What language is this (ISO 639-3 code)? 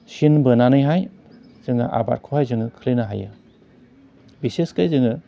brx